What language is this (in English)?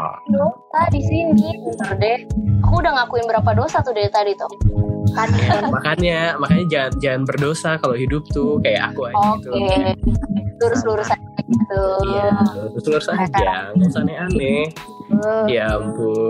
Indonesian